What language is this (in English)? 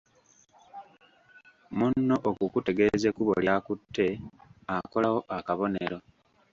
Ganda